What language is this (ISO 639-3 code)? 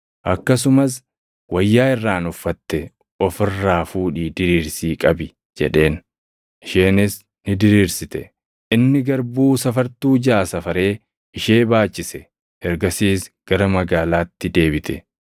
orm